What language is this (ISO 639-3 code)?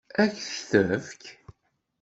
kab